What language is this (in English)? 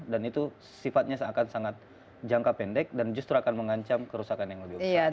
Indonesian